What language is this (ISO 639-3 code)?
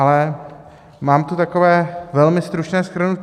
ces